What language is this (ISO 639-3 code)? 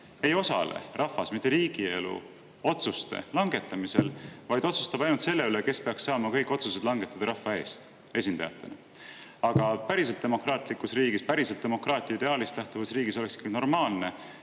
est